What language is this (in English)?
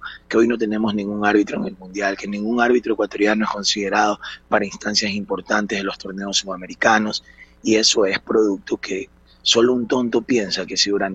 Spanish